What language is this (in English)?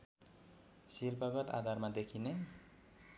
Nepali